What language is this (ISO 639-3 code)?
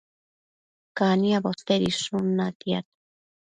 mcf